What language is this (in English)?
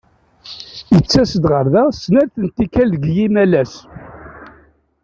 Kabyle